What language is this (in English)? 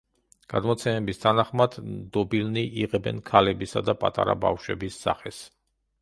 Georgian